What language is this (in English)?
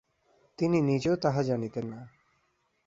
Bangla